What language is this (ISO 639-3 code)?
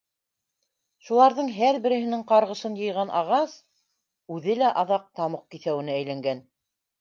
bak